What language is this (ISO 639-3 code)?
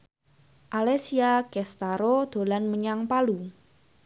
jav